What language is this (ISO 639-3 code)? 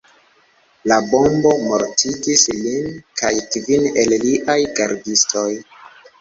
epo